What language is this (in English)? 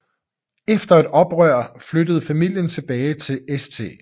Danish